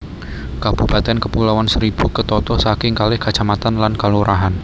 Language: Javanese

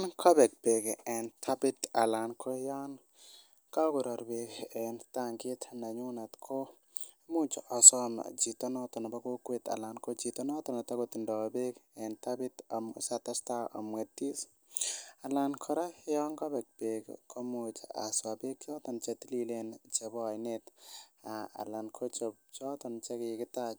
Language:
Kalenjin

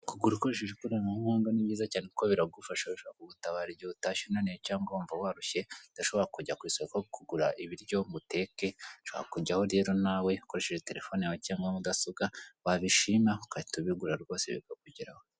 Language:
Kinyarwanda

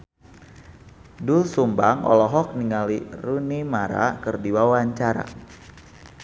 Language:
Sundanese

